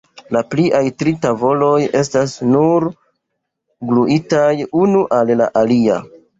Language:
Esperanto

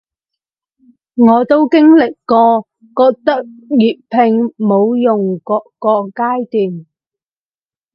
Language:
Cantonese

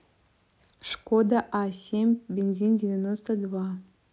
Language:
Russian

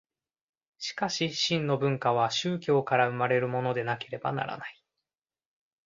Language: Japanese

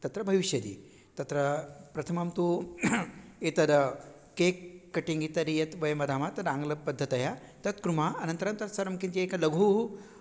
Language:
Sanskrit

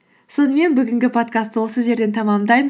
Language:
Kazakh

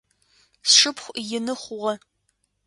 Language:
Adyghe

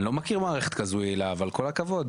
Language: Hebrew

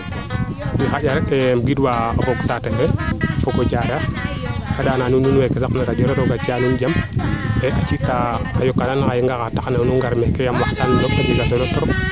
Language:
Serer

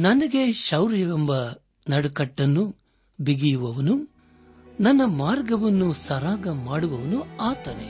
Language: Kannada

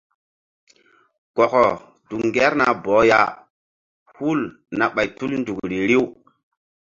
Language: Mbum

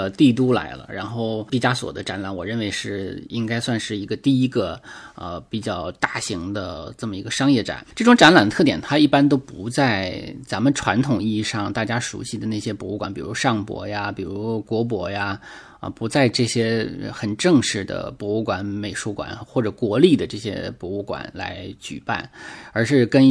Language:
Chinese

